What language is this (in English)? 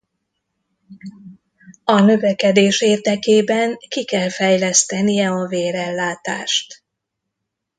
Hungarian